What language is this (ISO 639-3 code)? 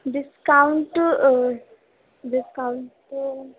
urd